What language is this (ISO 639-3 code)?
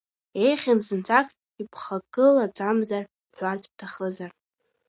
abk